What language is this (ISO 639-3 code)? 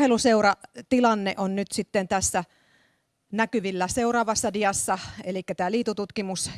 fin